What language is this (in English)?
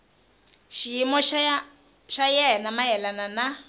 Tsonga